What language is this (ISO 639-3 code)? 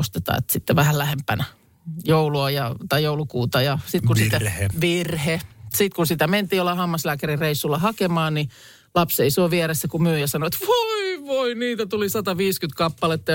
fin